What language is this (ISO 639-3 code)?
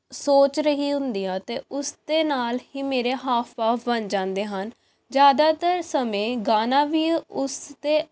pan